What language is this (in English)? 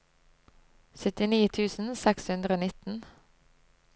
Norwegian